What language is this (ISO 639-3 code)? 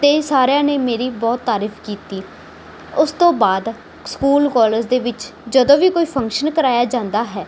pan